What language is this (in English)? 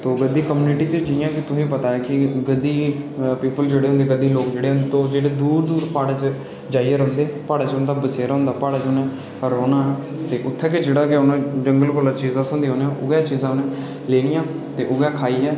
Dogri